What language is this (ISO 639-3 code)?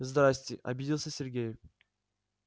rus